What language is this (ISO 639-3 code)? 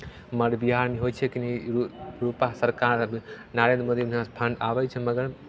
mai